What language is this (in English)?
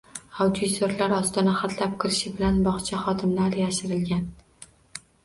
Uzbek